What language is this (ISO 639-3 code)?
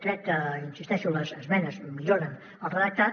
cat